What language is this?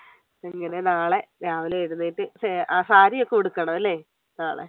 Malayalam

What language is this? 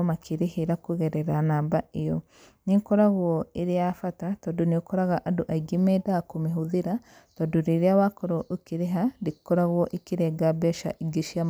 Kikuyu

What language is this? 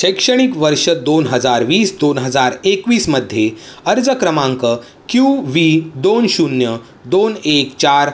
Marathi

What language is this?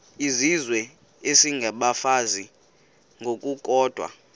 Xhosa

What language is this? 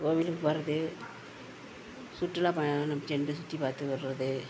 Tamil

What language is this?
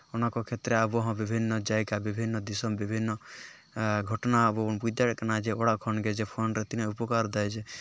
Santali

